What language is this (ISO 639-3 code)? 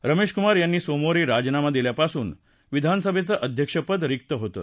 mar